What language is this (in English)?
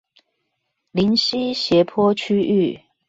Chinese